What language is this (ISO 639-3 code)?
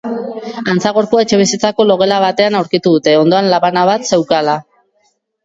eus